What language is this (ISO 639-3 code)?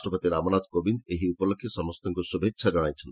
ori